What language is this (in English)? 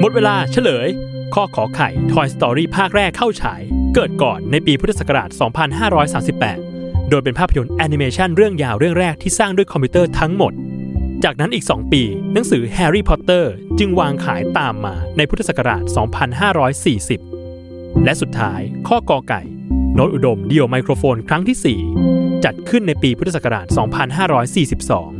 Thai